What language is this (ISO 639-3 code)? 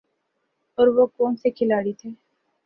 urd